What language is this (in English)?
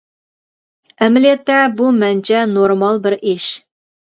Uyghur